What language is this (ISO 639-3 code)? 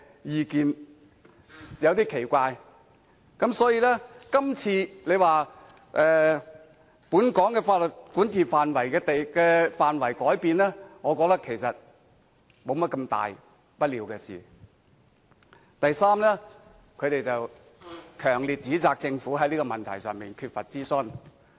yue